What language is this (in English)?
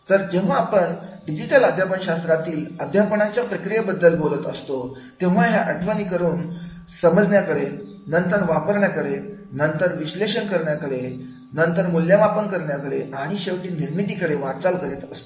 Marathi